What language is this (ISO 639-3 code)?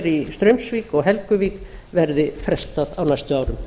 isl